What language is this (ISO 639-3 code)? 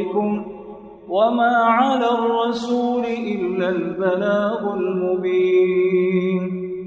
ara